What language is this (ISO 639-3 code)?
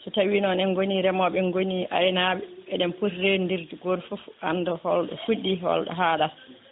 ful